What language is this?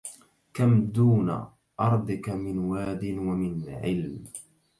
Arabic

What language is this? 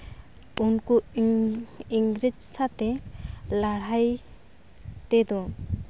Santali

